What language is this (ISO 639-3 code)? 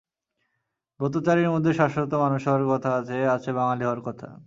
ben